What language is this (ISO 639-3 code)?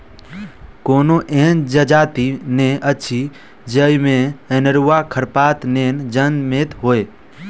mai